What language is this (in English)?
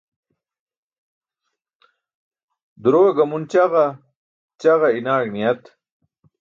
Burushaski